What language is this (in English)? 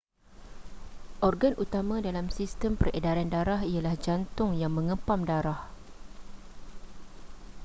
Malay